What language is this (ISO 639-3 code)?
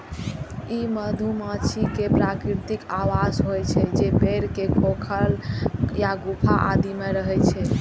mai